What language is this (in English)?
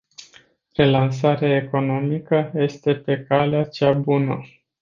Romanian